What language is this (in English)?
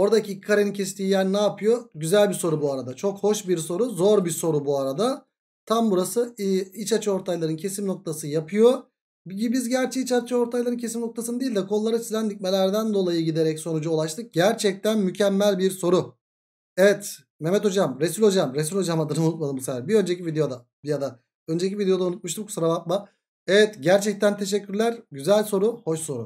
Turkish